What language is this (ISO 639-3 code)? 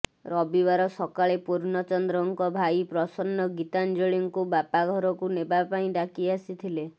ori